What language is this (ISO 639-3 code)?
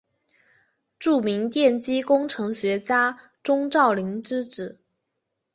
zho